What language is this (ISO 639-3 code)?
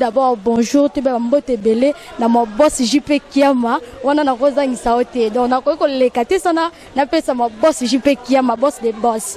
fra